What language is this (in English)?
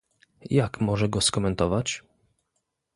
Polish